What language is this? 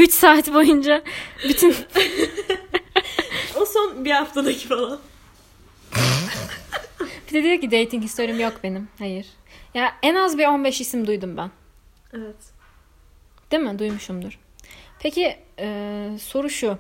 Turkish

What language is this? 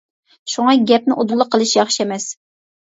Uyghur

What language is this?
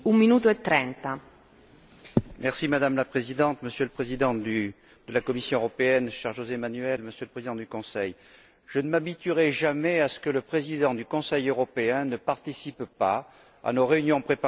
French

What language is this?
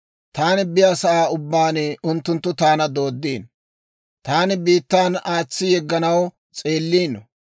Dawro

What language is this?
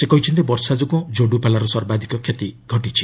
Odia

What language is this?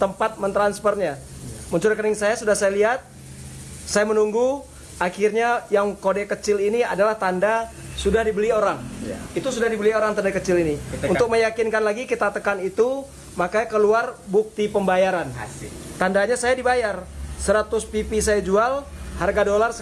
Indonesian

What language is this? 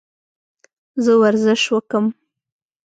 Pashto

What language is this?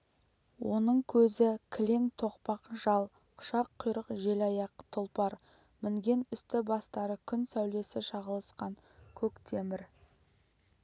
Kazakh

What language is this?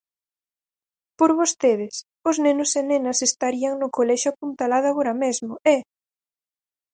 Galician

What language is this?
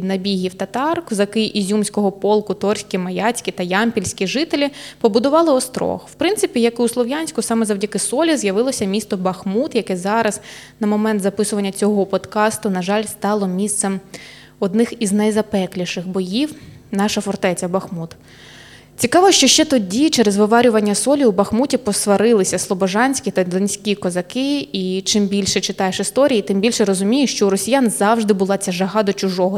Ukrainian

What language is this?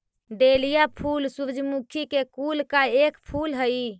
Magahi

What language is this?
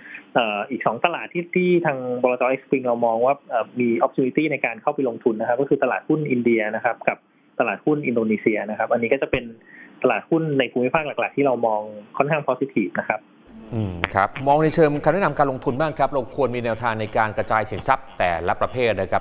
Thai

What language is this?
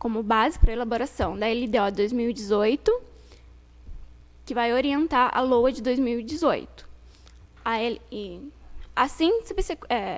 Portuguese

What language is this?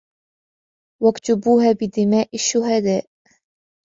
Arabic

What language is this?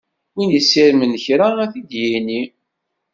Kabyle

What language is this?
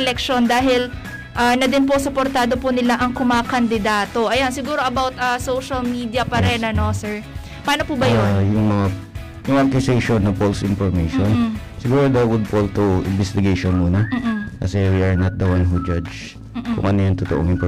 Filipino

